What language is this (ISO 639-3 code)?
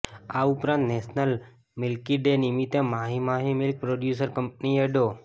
guj